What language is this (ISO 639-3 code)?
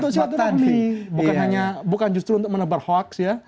ind